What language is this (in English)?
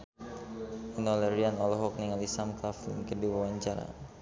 Sundanese